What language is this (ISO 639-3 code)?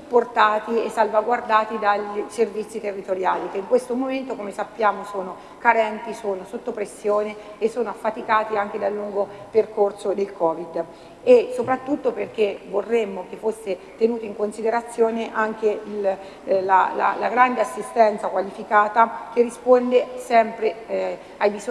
ita